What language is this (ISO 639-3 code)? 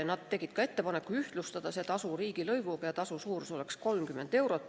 est